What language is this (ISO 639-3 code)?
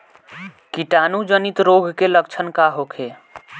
bho